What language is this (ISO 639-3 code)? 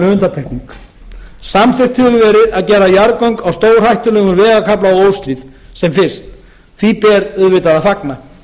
isl